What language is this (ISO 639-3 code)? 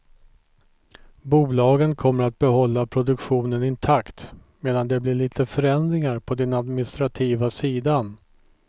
swe